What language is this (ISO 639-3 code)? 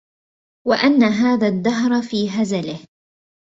ara